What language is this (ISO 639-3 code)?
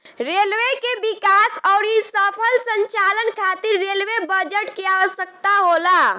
bho